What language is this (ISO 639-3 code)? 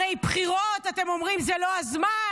heb